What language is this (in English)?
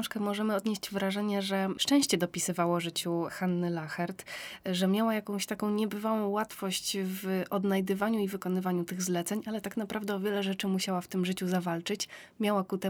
Polish